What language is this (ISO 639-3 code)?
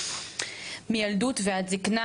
heb